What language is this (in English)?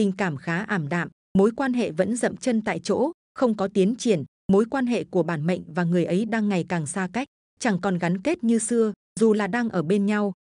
Vietnamese